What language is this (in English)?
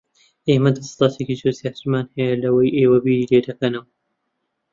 Central Kurdish